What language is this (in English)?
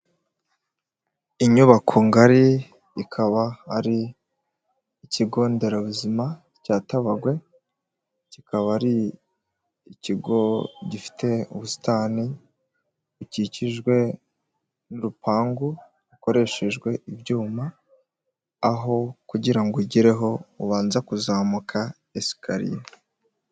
Kinyarwanda